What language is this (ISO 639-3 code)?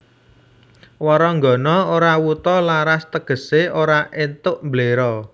jav